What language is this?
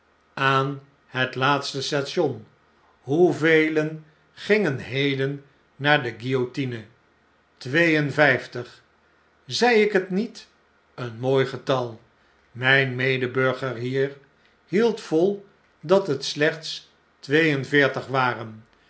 Dutch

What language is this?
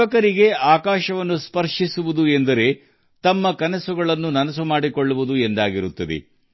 Kannada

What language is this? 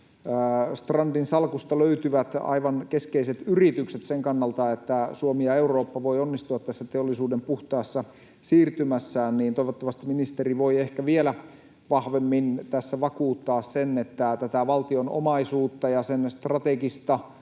Finnish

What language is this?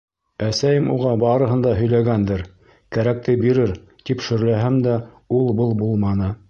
Bashkir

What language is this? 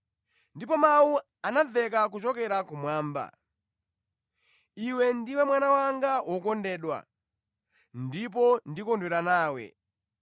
Nyanja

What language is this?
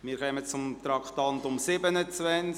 Swiss German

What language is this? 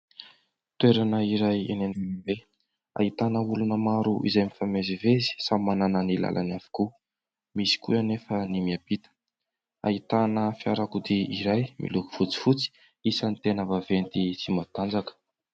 Malagasy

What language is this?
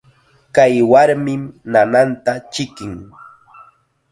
Chiquián Ancash Quechua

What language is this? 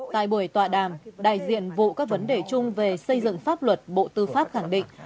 Vietnamese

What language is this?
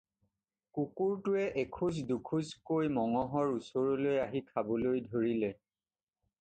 Assamese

